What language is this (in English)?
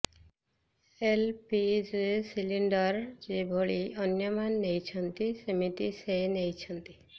Odia